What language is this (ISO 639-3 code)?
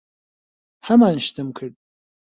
ckb